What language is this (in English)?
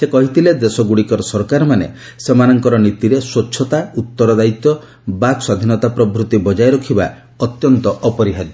Odia